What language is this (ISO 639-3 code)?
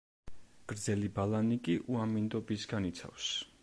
kat